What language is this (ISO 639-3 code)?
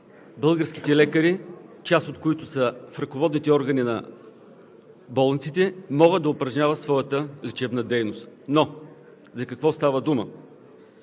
bul